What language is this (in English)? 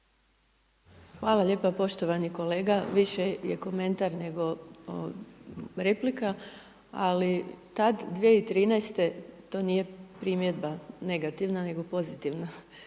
Croatian